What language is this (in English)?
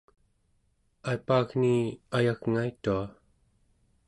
Central Yupik